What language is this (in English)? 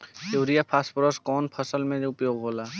Bhojpuri